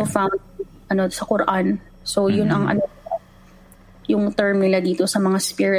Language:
Filipino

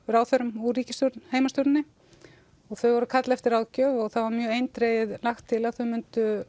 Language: Icelandic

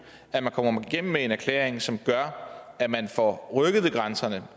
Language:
Danish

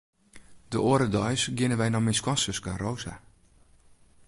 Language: Western Frisian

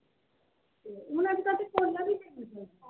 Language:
Dogri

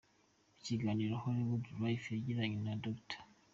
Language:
Kinyarwanda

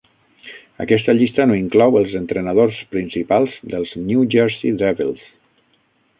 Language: Catalan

